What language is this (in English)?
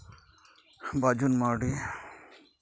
Santali